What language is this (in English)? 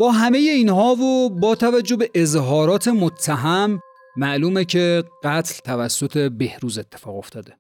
Persian